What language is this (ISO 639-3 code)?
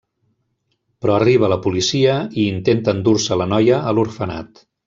cat